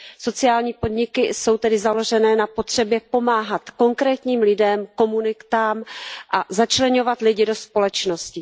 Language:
Czech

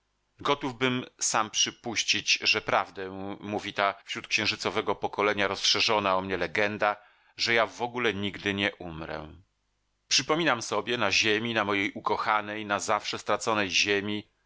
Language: Polish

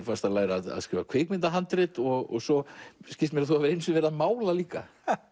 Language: Icelandic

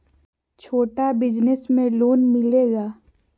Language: Magahi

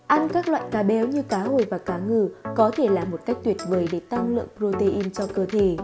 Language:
Vietnamese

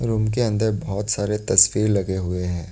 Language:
Hindi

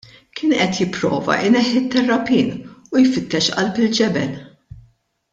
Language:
Maltese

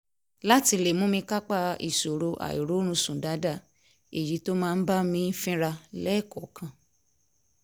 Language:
Yoruba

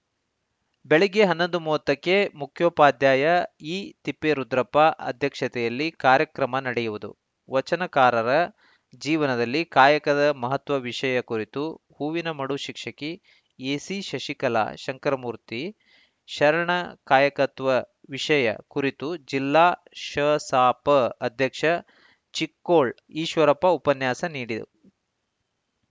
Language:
Kannada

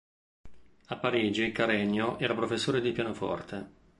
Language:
Italian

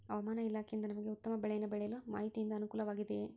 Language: Kannada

